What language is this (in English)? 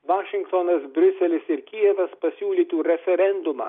Lithuanian